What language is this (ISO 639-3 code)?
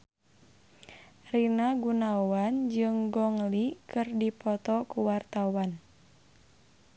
sun